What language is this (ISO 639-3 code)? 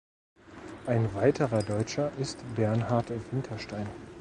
deu